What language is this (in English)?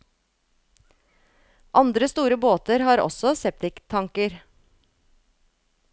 Norwegian